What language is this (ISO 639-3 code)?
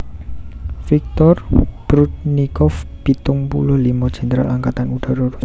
jav